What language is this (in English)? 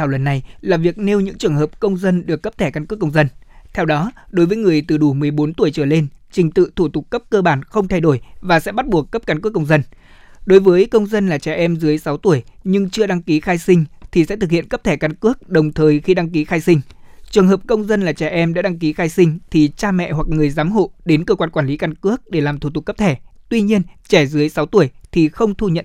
Vietnamese